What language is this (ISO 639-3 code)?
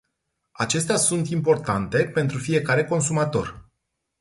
ron